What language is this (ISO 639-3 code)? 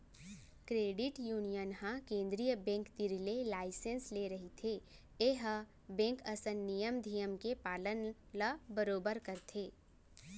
hne